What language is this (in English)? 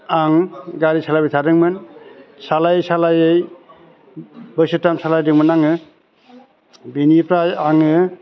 Bodo